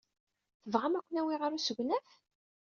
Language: Kabyle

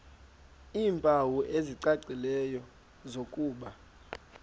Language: Xhosa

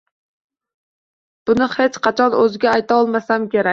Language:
Uzbek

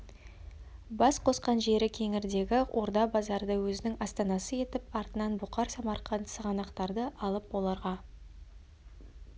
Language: Kazakh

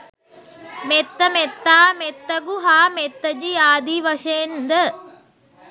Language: Sinhala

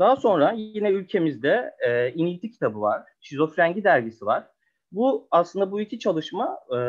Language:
Turkish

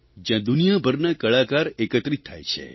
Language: Gujarati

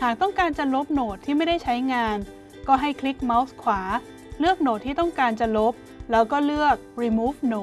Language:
Thai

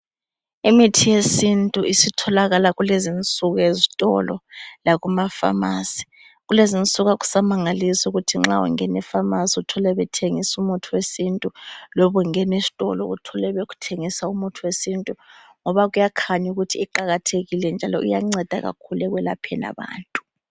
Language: North Ndebele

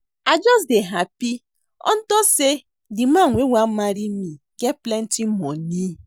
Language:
Nigerian Pidgin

